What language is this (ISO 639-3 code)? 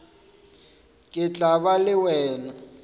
nso